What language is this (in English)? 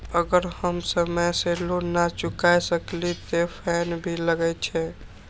Maithili